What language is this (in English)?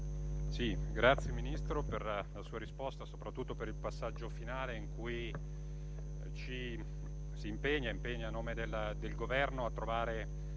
Italian